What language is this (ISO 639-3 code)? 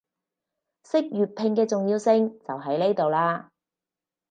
yue